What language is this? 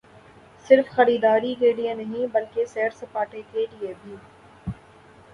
Urdu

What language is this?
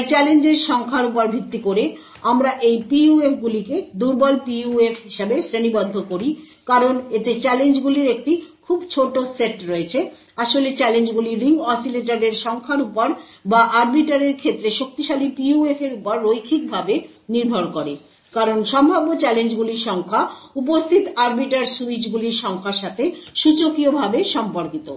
Bangla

